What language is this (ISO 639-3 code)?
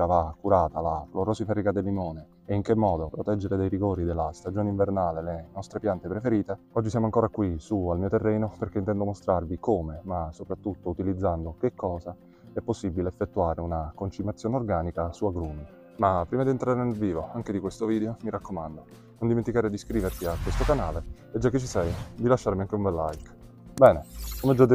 ita